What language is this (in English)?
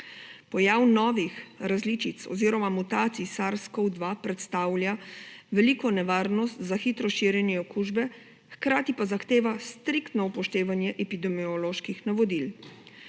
Slovenian